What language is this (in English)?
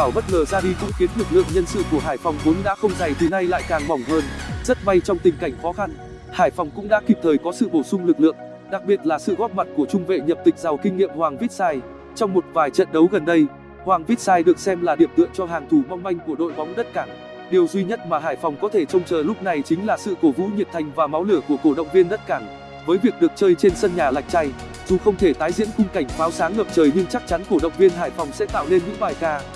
Vietnamese